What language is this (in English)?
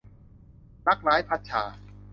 Thai